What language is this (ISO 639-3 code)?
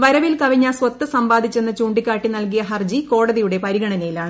mal